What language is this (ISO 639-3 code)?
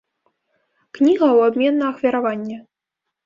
bel